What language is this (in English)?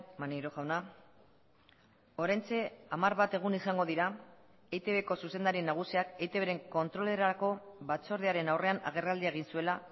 Basque